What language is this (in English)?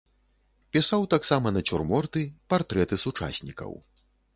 Belarusian